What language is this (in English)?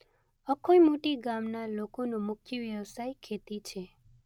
Gujarati